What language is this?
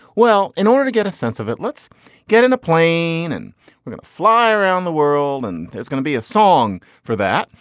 English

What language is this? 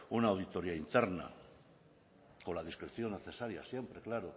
Spanish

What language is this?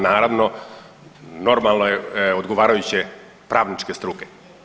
Croatian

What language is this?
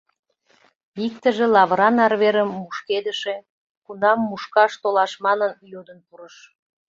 Mari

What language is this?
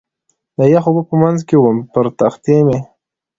Pashto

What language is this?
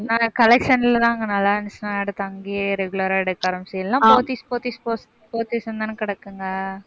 Tamil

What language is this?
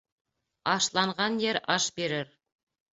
Bashkir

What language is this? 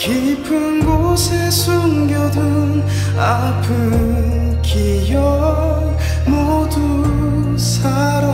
Korean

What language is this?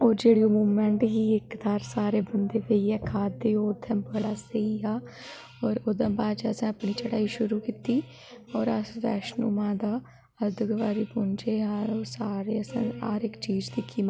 Dogri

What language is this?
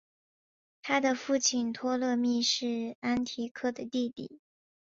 Chinese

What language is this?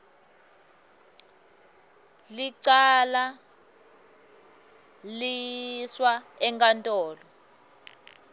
Swati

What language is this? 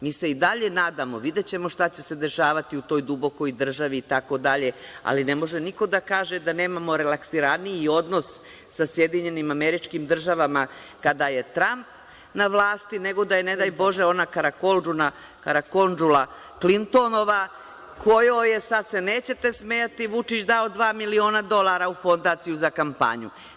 Serbian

